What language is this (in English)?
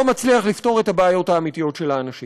Hebrew